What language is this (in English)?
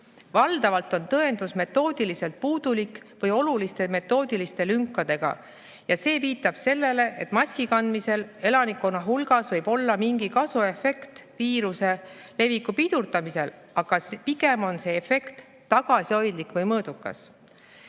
Estonian